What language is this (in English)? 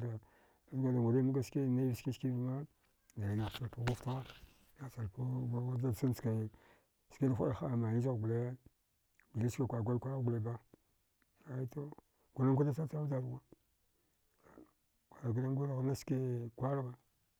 Dghwede